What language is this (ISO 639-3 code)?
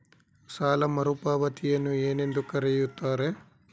kan